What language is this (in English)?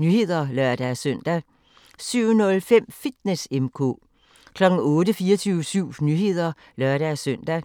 Danish